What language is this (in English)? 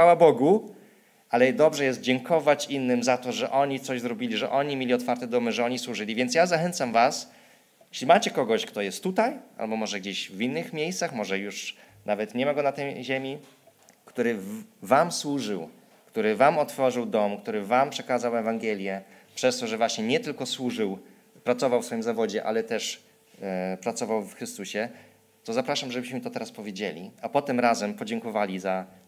Polish